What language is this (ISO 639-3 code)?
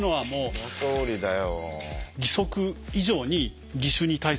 jpn